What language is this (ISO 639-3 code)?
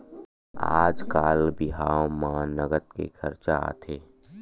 hne